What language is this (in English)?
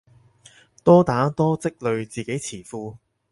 Cantonese